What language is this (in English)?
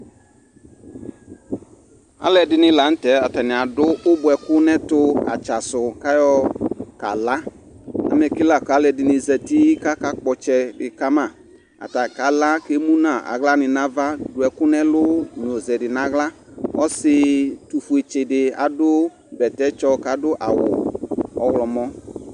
Ikposo